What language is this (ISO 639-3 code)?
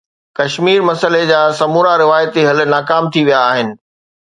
snd